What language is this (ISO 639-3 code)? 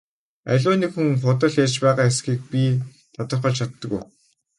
mon